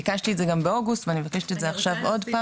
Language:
Hebrew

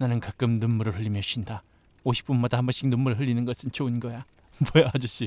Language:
Korean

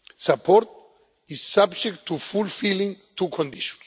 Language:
English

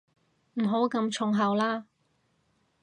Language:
Cantonese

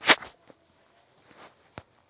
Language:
Kannada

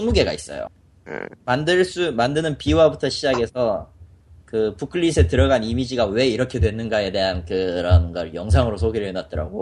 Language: Korean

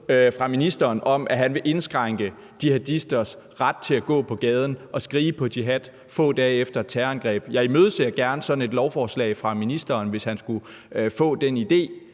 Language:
Danish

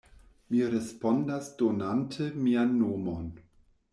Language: Esperanto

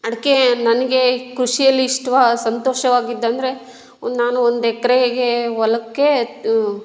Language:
Kannada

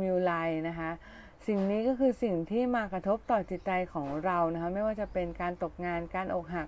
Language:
Thai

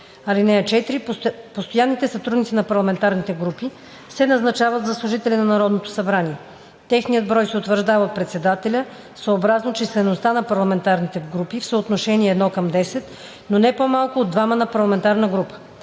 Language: Bulgarian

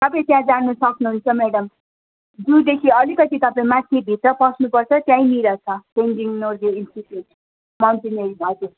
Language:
Nepali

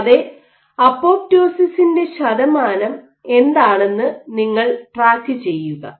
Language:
Malayalam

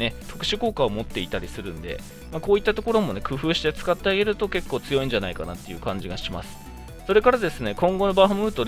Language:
Japanese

